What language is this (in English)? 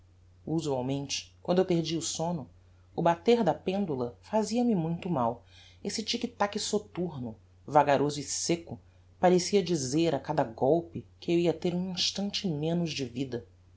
Portuguese